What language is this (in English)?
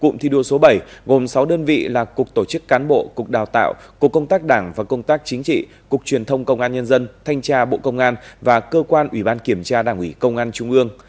Vietnamese